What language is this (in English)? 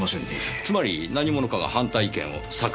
Japanese